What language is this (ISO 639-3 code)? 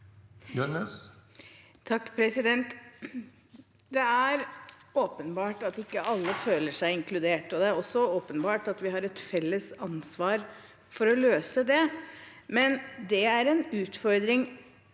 nor